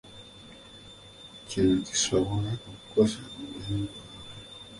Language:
Ganda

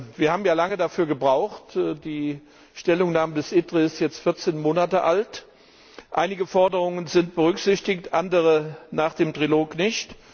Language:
German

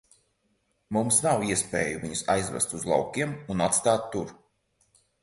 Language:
Latvian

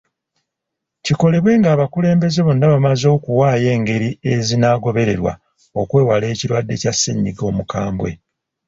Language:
Ganda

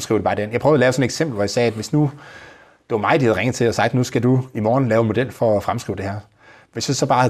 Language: Danish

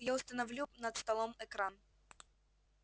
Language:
Russian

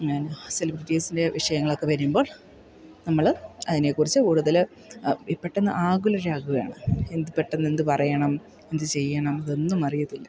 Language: Malayalam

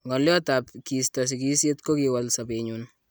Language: Kalenjin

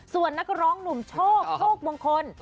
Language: Thai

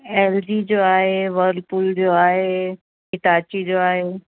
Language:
Sindhi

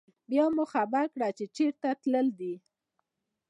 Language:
Pashto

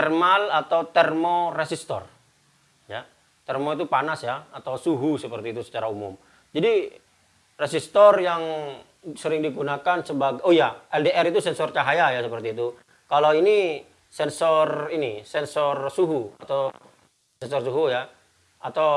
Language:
Indonesian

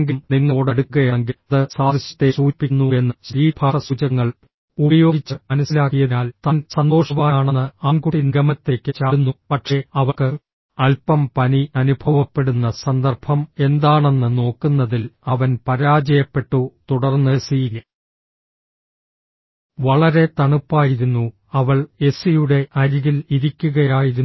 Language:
Malayalam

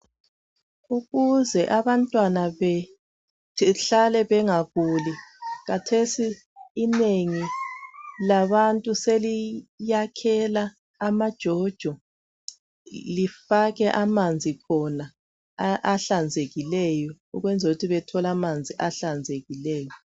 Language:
North Ndebele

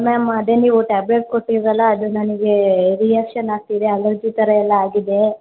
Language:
Kannada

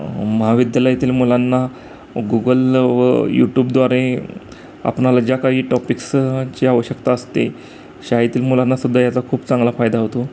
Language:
Marathi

